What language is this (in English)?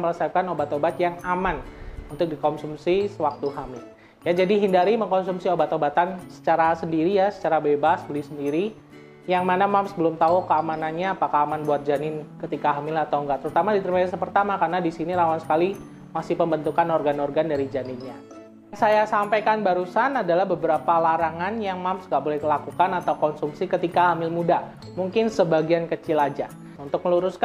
Indonesian